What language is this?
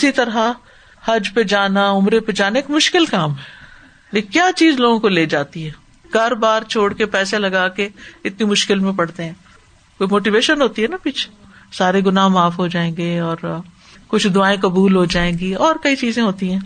Urdu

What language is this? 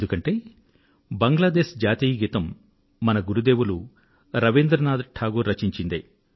Telugu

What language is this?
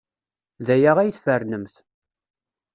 Kabyle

